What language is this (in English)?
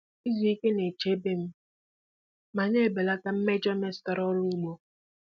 Igbo